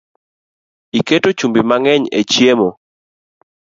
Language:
Luo (Kenya and Tanzania)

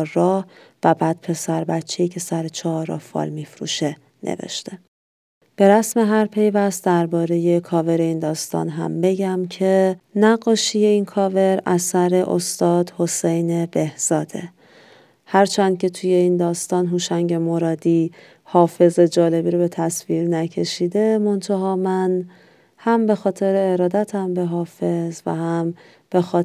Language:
Persian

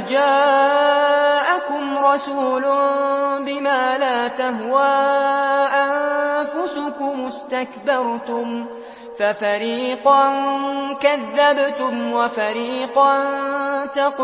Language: Arabic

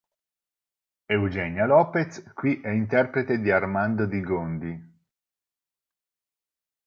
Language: Italian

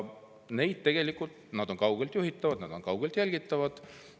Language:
Estonian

